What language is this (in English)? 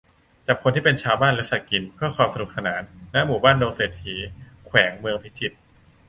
Thai